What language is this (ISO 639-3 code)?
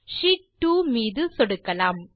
tam